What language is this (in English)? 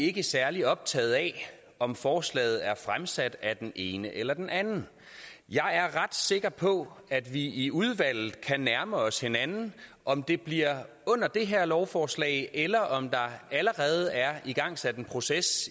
Danish